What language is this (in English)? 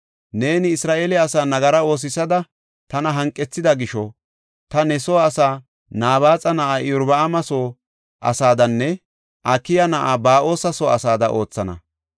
Gofa